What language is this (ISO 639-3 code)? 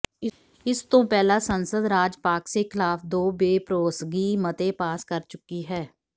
pan